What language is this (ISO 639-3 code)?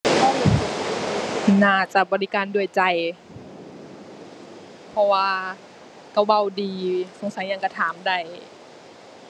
tha